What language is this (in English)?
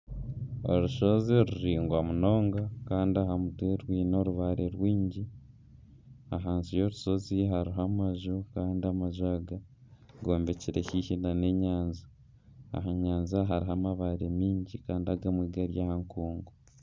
Nyankole